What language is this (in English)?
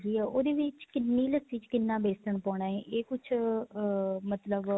Punjabi